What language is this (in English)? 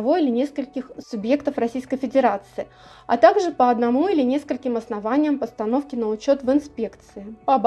Russian